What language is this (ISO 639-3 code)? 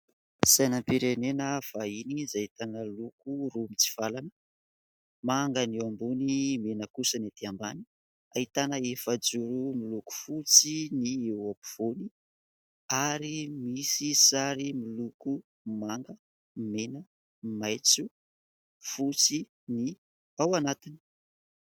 mlg